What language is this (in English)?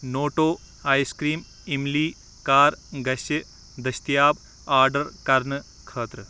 Kashmiri